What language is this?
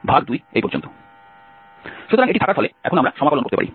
Bangla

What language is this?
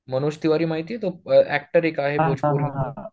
Marathi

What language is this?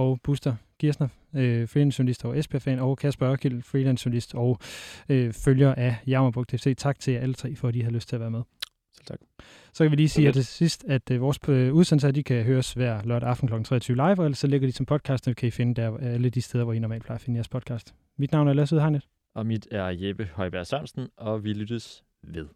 Danish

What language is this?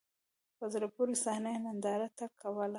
Pashto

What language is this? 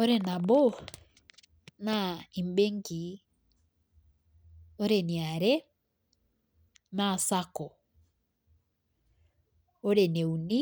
Masai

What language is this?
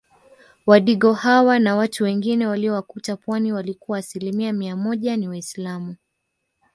Swahili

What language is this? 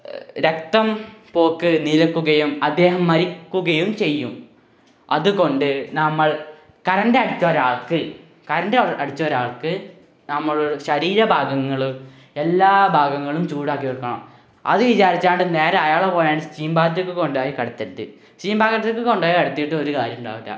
Malayalam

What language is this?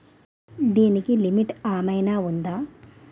Telugu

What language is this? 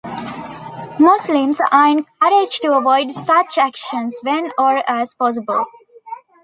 English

